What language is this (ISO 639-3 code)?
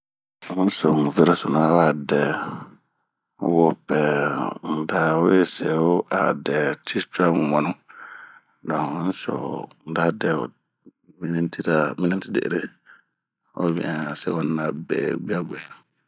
bmq